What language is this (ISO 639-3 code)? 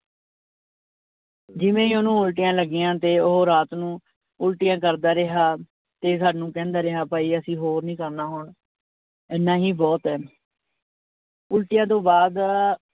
pan